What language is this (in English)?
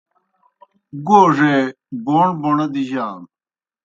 Kohistani Shina